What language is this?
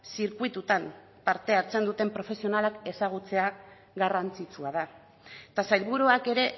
Basque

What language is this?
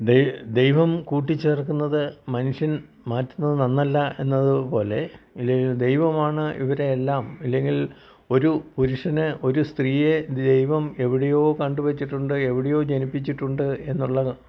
Malayalam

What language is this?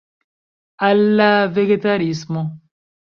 Esperanto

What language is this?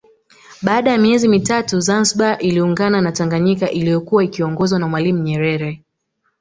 Swahili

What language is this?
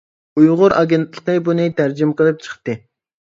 Uyghur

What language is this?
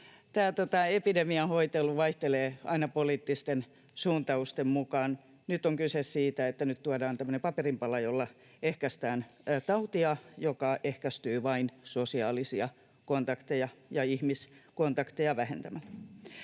Finnish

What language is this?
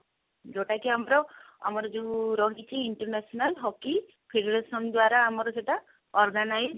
Odia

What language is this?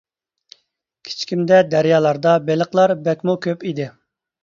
Uyghur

